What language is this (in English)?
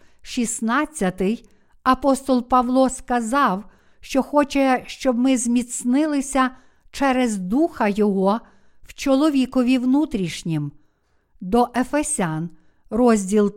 Ukrainian